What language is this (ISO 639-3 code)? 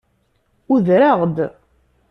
kab